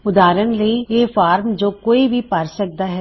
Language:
Punjabi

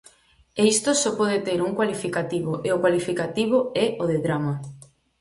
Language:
Galician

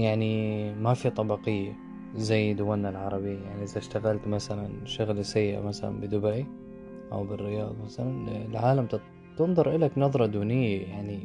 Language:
Arabic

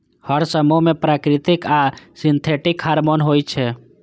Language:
Maithili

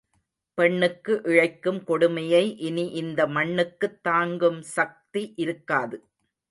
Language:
Tamil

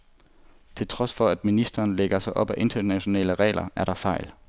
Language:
Danish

